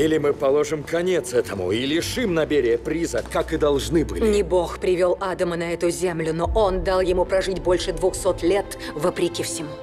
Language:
Russian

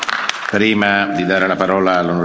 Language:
Italian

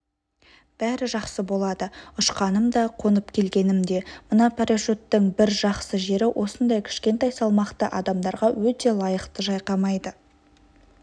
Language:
Kazakh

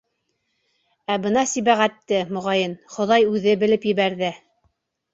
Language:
Bashkir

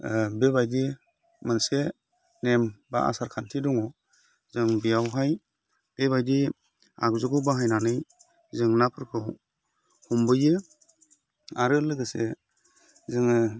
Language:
Bodo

